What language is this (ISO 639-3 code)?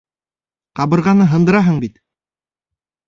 bak